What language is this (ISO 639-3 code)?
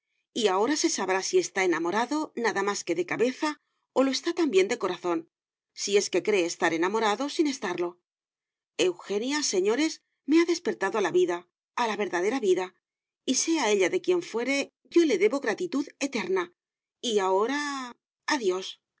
spa